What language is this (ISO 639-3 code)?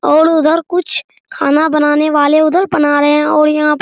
hin